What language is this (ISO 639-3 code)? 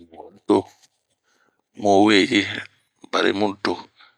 bmq